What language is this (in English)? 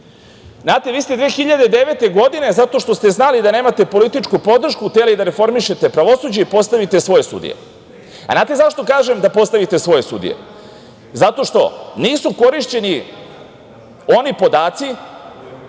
Serbian